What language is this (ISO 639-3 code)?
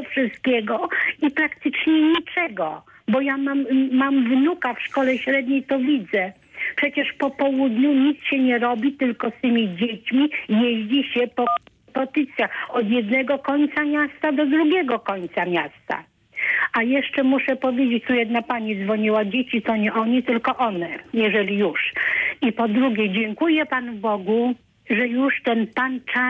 pol